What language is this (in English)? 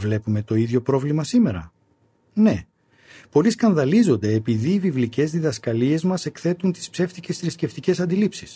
Greek